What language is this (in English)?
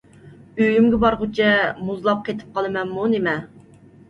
Uyghur